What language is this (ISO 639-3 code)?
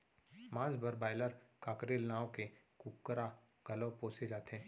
hne